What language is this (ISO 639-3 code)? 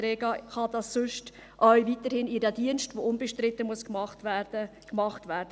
gsw